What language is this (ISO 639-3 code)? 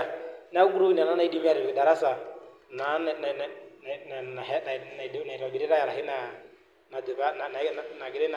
mas